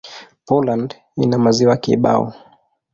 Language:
Swahili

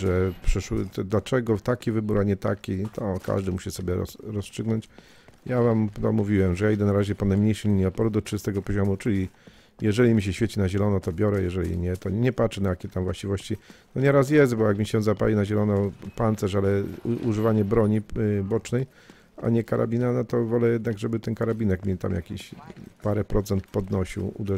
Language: Polish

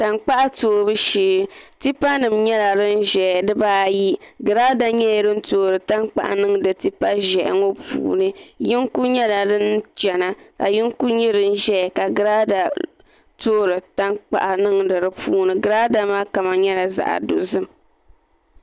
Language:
Dagbani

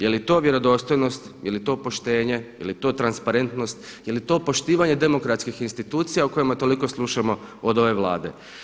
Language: Croatian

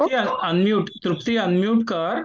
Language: Marathi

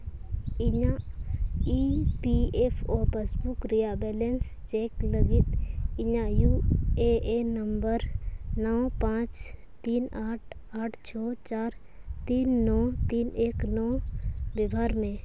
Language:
Santali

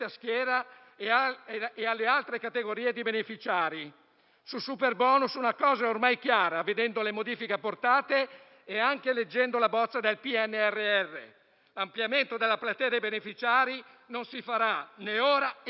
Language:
Italian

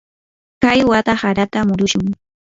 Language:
Yanahuanca Pasco Quechua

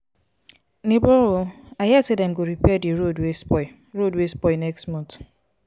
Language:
Nigerian Pidgin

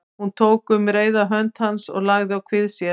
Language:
Icelandic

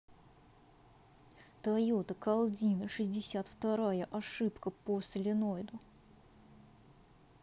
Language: Russian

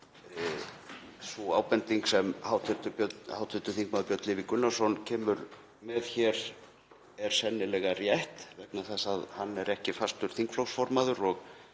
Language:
Icelandic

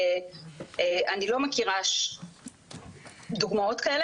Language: Hebrew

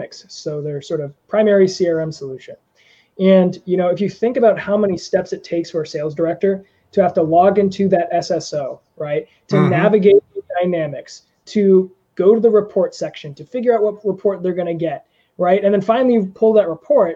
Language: English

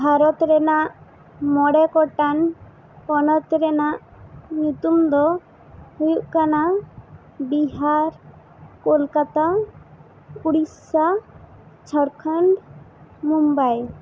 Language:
Santali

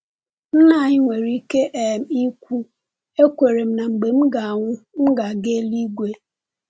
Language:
Igbo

